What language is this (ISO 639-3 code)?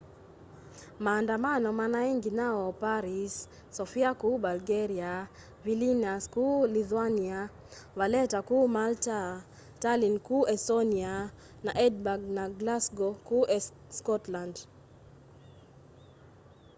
kam